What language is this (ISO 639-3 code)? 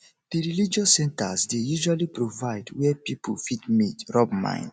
pcm